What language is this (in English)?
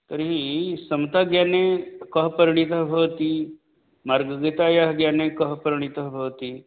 Sanskrit